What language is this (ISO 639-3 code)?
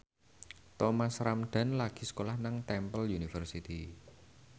jav